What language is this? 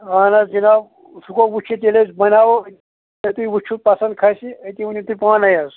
Kashmiri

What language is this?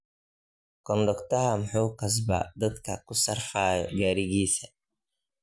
Somali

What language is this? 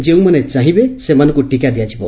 Odia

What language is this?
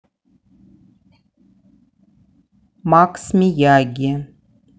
Russian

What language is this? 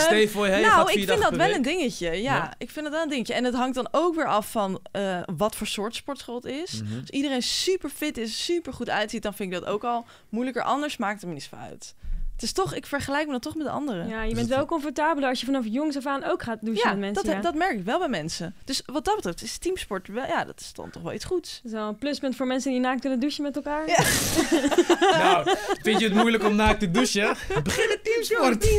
Dutch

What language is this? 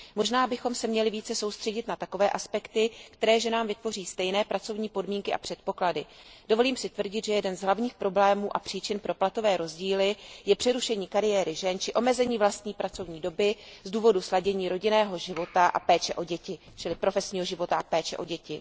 Czech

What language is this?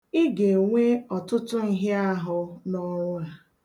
Igbo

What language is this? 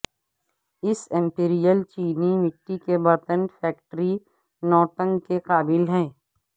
Urdu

